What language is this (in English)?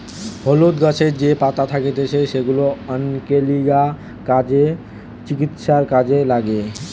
Bangla